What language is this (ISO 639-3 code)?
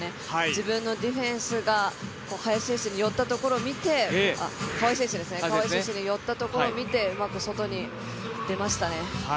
jpn